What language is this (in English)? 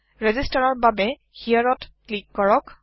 Assamese